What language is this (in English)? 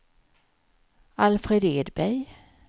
Swedish